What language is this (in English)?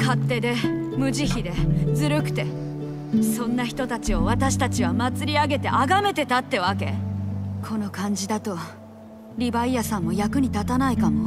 Japanese